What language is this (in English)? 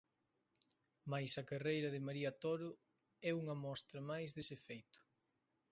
Galician